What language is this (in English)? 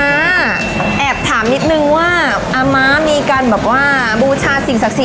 Thai